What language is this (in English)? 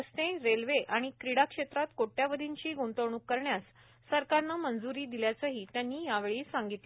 Marathi